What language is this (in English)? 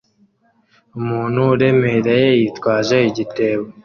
Kinyarwanda